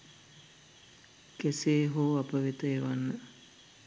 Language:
Sinhala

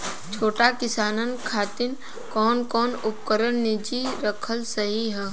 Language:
Bhojpuri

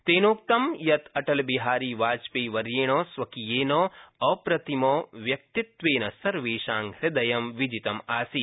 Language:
Sanskrit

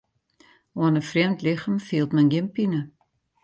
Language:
Western Frisian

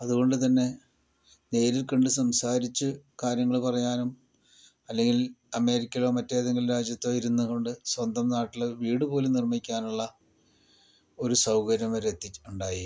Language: Malayalam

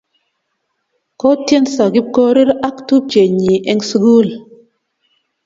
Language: Kalenjin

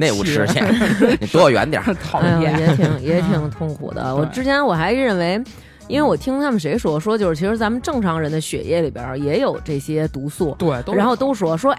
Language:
Chinese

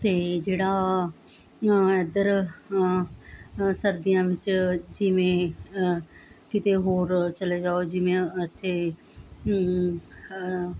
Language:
Punjabi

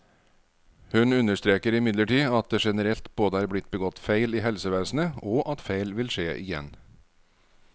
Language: Norwegian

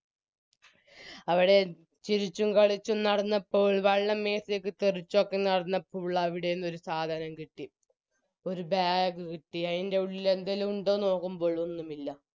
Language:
Malayalam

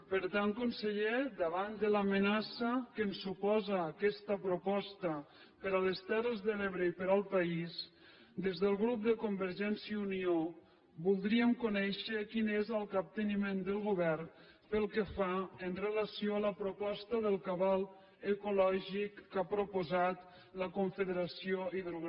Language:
Catalan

